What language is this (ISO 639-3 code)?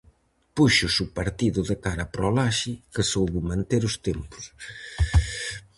glg